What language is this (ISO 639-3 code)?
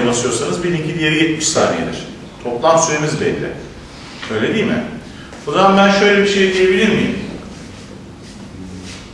tur